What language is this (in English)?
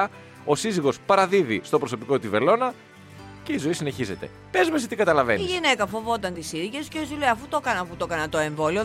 Greek